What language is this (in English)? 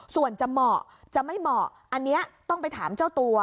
Thai